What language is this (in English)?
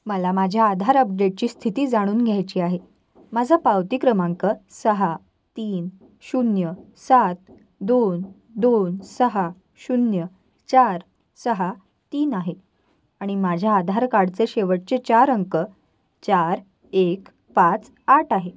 Marathi